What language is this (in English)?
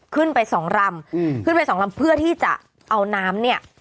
Thai